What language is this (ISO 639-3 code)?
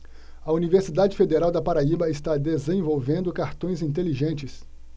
por